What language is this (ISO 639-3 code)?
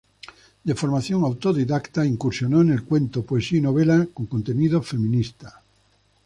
spa